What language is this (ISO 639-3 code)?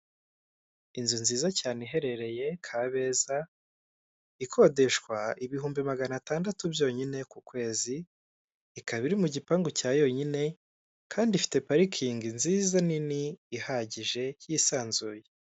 kin